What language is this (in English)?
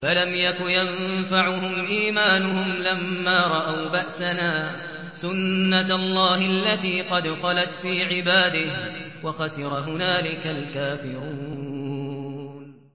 Arabic